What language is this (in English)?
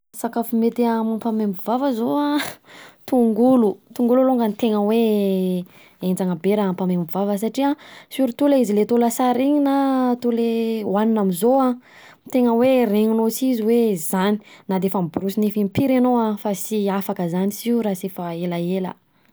Southern Betsimisaraka Malagasy